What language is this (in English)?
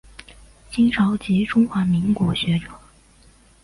Chinese